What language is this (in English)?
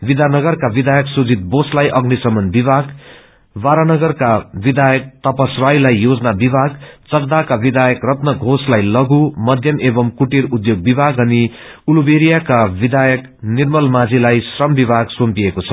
Nepali